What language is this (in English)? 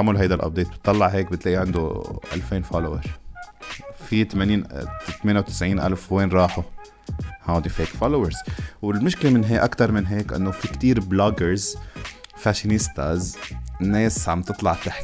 Arabic